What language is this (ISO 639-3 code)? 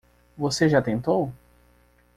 por